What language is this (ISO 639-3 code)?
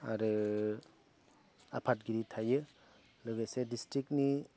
brx